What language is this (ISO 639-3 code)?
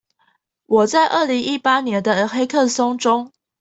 zho